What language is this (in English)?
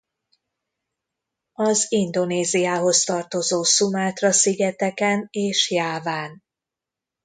Hungarian